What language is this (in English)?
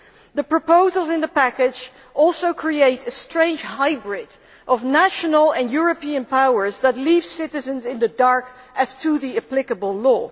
English